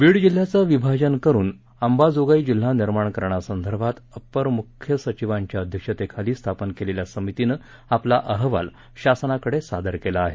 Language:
Marathi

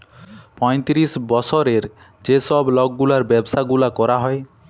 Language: Bangla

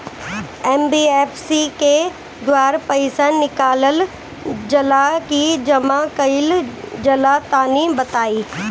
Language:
Bhojpuri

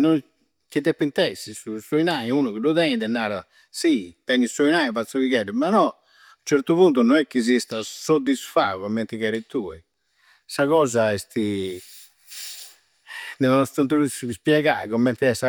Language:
Campidanese Sardinian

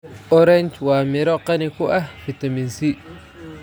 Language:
Somali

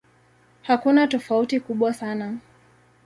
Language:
Swahili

